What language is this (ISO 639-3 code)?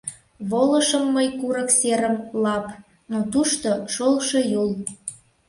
chm